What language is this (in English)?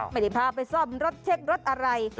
Thai